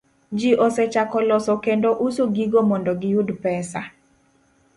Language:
Luo (Kenya and Tanzania)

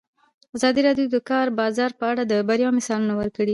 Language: Pashto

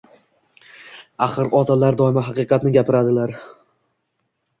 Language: Uzbek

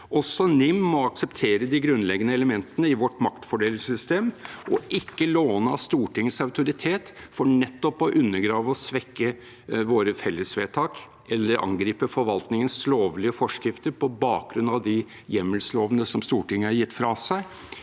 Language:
Norwegian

